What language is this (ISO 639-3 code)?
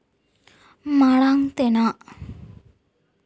sat